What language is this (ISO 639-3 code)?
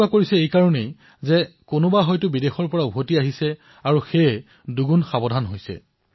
asm